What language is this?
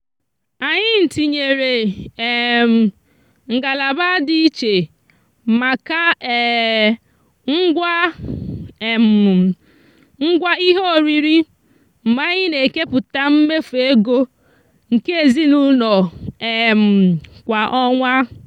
Igbo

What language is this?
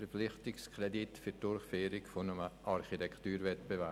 Swiss German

